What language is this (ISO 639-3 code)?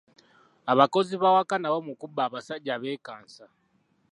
lug